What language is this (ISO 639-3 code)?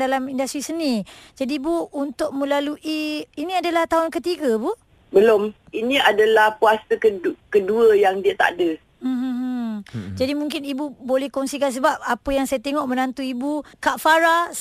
msa